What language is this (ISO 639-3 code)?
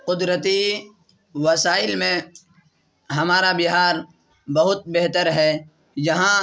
urd